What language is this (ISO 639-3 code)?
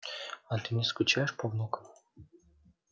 rus